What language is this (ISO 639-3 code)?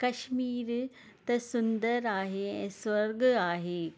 snd